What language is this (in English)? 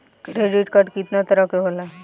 Bhojpuri